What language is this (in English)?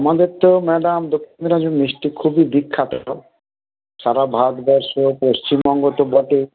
Bangla